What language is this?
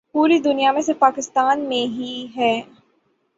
Urdu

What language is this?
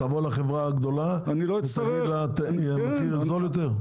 Hebrew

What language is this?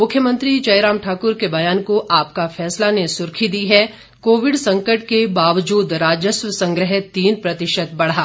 Hindi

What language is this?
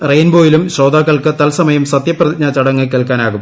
Malayalam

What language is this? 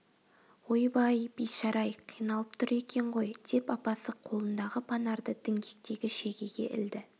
Kazakh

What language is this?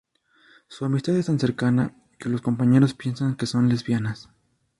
Spanish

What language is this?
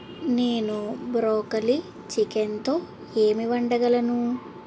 Telugu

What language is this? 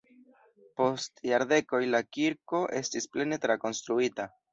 Esperanto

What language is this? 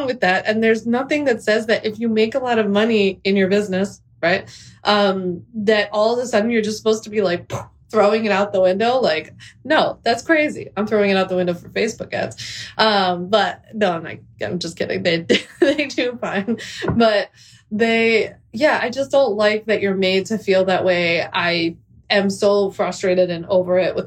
English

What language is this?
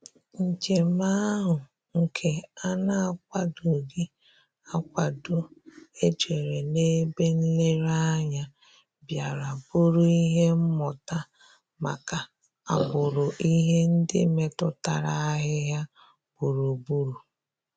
Igbo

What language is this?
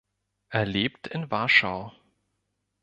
German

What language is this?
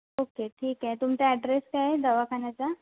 Marathi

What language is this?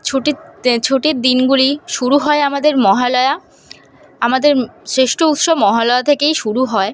Bangla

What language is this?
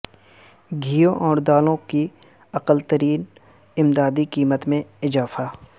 Urdu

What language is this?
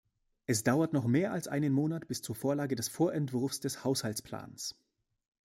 German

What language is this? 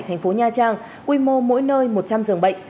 Vietnamese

